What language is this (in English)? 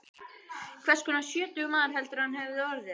Icelandic